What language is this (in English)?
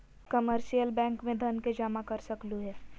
Magahi